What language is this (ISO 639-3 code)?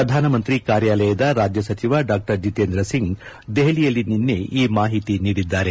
kan